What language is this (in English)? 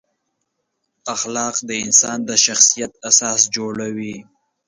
Pashto